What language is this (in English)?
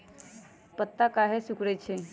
Magahi